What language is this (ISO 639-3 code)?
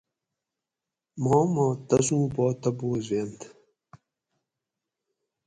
gwc